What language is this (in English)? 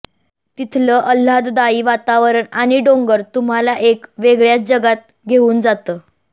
Marathi